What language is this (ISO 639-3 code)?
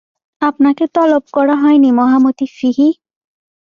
ben